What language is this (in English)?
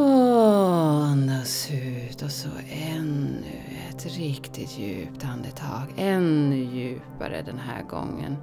Swedish